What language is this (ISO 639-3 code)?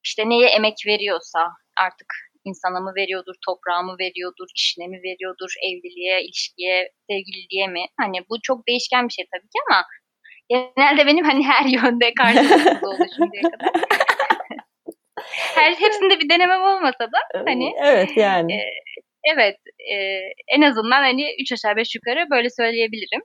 tur